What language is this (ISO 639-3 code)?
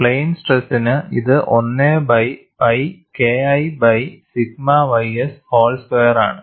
mal